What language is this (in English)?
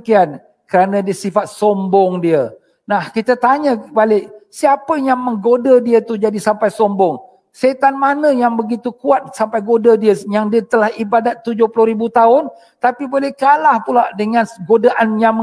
Malay